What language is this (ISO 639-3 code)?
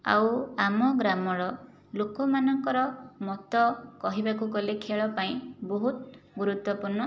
ori